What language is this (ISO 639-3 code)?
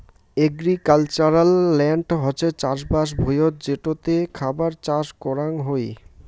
ben